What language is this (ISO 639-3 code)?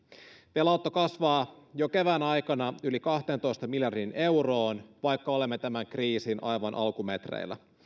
fin